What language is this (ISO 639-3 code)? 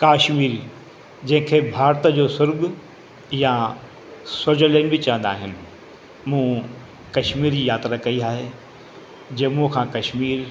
snd